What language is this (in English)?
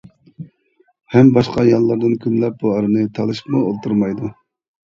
Uyghur